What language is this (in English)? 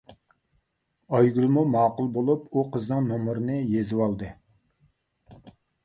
Uyghur